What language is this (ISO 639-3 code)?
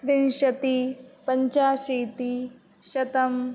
san